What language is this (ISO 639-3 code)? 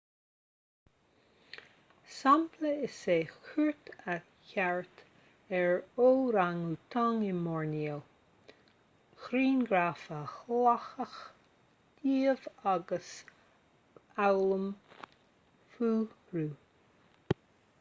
gle